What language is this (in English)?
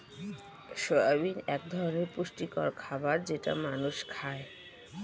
Bangla